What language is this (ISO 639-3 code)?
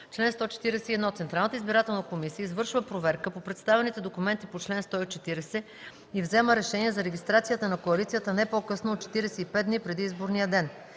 bul